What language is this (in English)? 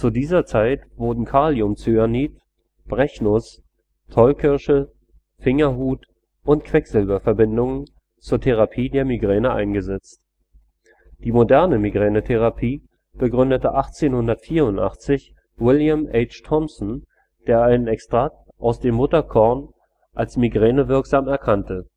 German